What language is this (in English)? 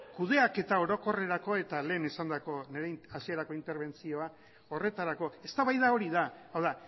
Basque